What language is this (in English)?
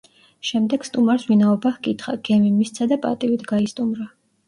Georgian